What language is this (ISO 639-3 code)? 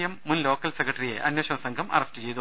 mal